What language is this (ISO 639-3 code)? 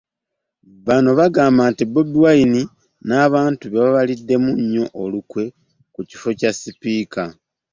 lug